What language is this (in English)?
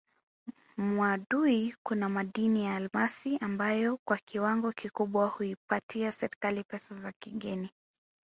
Swahili